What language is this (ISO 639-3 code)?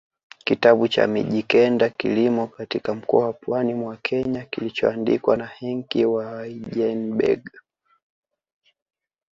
swa